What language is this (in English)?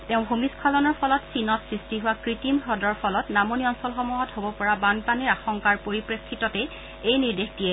Assamese